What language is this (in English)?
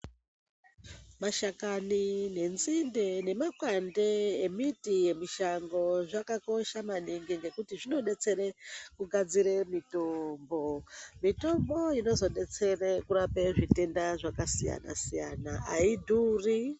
Ndau